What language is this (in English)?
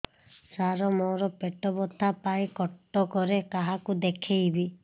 Odia